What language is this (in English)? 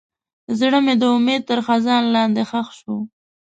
Pashto